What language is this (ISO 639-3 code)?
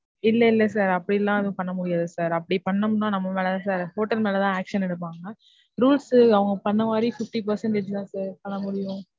tam